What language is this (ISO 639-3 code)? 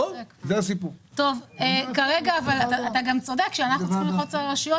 heb